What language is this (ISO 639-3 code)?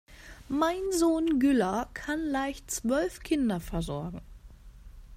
deu